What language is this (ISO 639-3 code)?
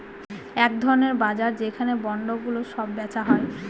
ben